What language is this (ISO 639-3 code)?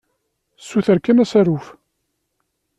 kab